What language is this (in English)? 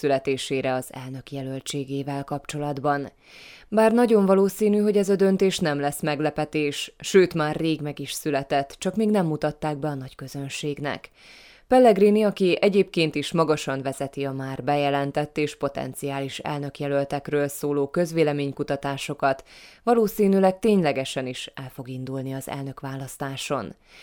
Hungarian